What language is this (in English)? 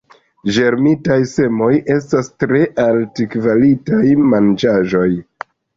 Esperanto